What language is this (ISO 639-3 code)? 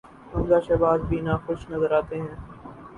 urd